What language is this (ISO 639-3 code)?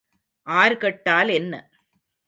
tam